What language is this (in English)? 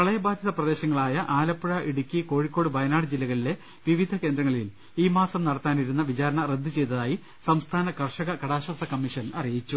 Malayalam